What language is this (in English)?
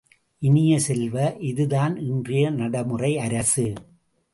Tamil